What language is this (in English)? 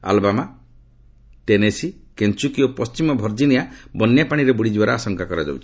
Odia